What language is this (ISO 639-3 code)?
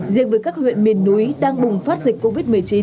vie